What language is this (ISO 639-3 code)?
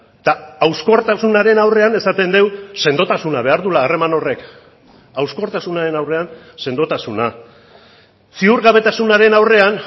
eus